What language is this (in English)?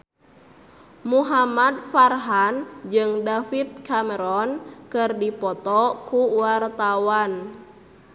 Sundanese